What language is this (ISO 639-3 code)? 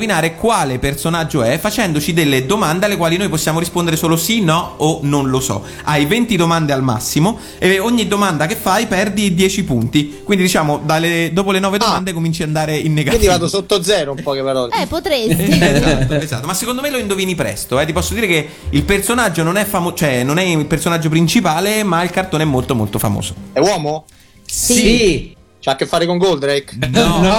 ita